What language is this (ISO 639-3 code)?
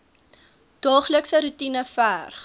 afr